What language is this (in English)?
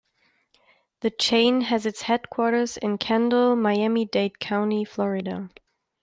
English